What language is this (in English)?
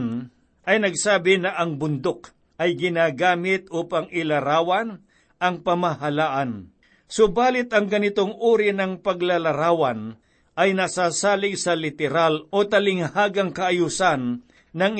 Filipino